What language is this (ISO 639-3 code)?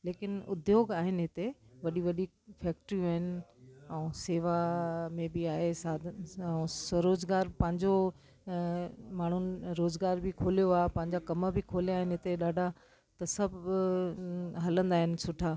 snd